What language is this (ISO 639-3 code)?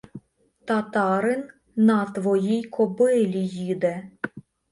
ukr